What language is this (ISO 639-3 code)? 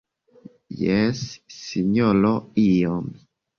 epo